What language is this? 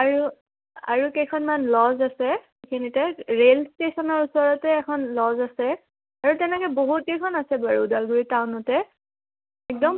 Assamese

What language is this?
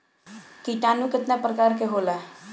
Bhojpuri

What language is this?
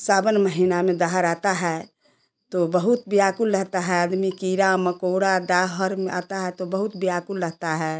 Hindi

